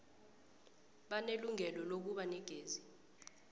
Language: South Ndebele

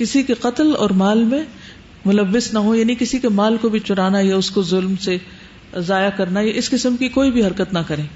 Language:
Urdu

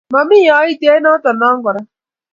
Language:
Kalenjin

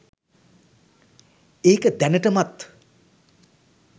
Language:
Sinhala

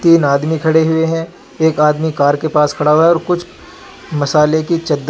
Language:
Hindi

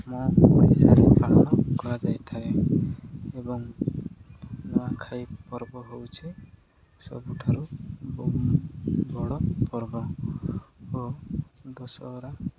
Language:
Odia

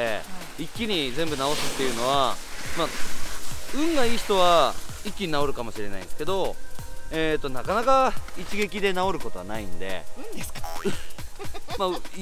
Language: Japanese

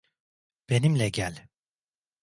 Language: Turkish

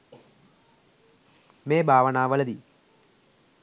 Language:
Sinhala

